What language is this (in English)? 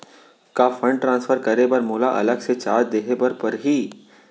Chhattisgarhi